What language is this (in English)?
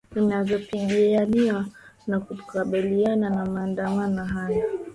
Swahili